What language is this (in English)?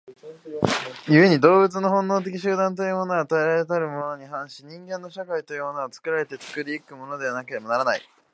Japanese